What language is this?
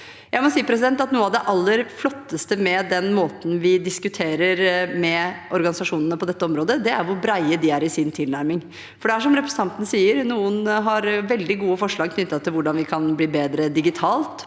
Norwegian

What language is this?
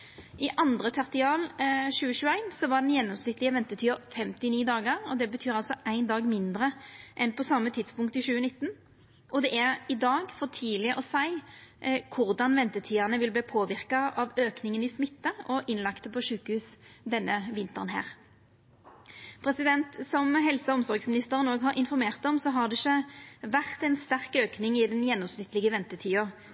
Norwegian Nynorsk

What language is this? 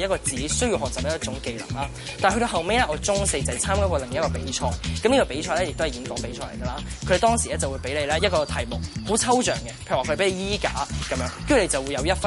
Chinese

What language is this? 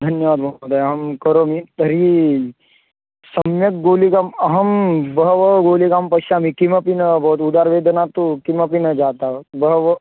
Sanskrit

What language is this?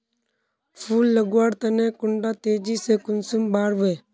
Magahi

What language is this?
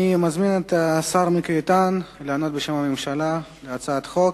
Hebrew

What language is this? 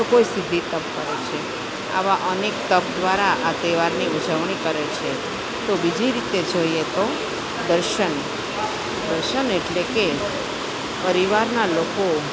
Gujarati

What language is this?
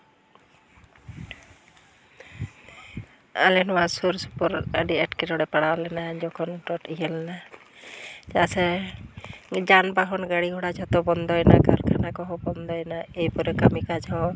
Santali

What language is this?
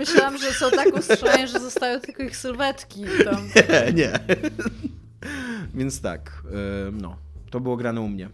Polish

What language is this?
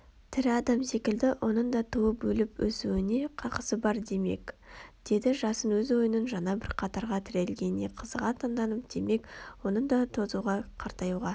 Kazakh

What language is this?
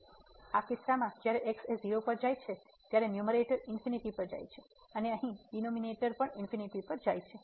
Gujarati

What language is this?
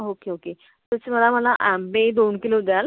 Marathi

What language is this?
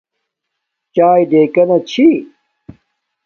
Domaaki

